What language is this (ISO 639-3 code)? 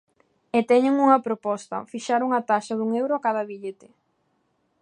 glg